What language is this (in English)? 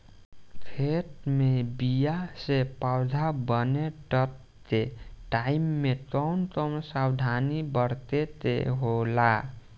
Bhojpuri